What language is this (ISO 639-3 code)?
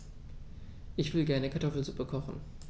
deu